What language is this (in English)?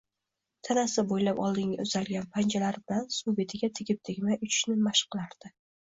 Uzbek